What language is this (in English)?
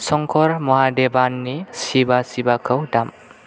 Bodo